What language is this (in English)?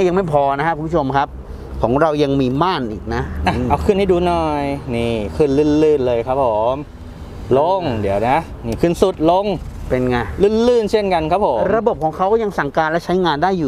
Thai